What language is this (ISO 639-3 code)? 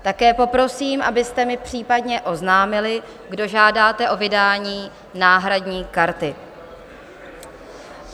ces